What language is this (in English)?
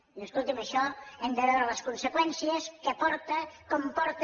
Catalan